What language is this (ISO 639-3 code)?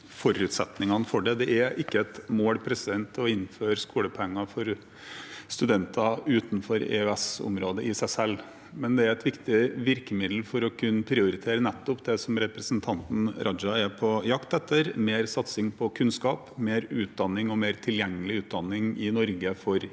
nor